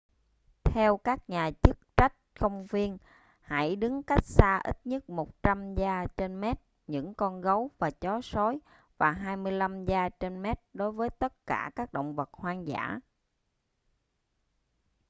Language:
Vietnamese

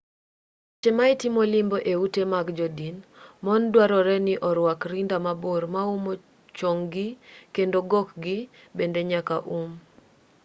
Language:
Luo (Kenya and Tanzania)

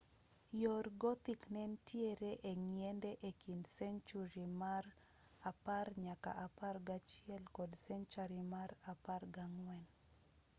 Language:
Luo (Kenya and Tanzania)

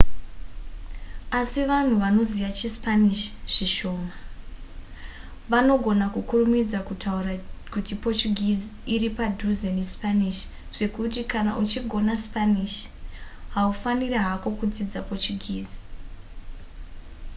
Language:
Shona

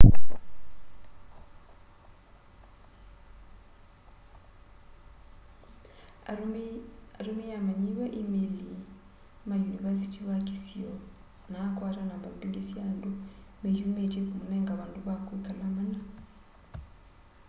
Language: Kamba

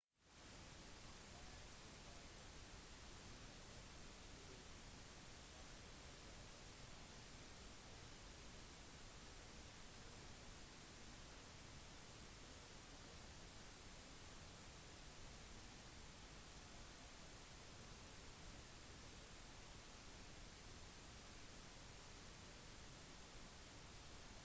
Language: Norwegian Bokmål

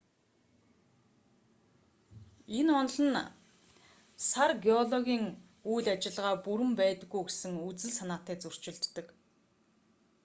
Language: Mongolian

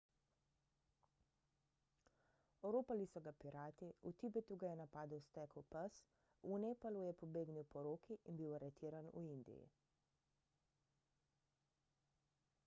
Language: Slovenian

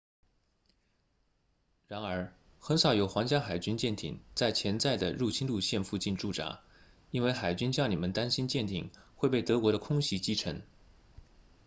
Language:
Chinese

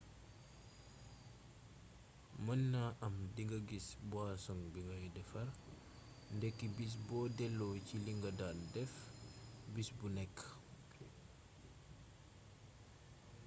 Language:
Wolof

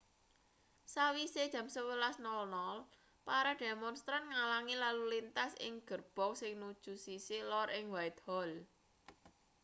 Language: Javanese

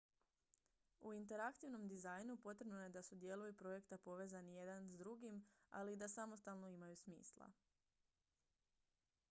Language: Croatian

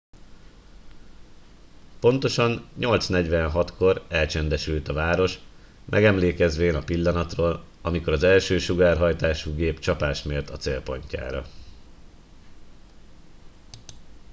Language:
Hungarian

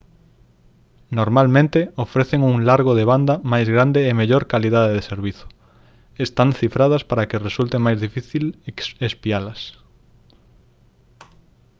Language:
Galician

